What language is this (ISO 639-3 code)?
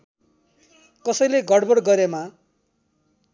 nep